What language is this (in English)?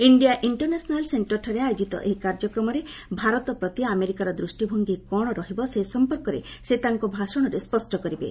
Odia